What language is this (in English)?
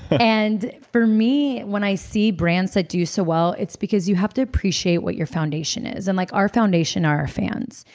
English